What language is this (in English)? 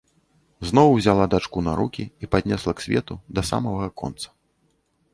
Belarusian